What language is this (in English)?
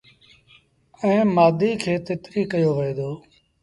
Sindhi Bhil